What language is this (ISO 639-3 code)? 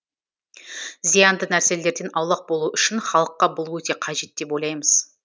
kaz